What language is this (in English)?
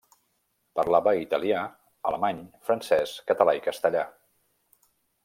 Catalan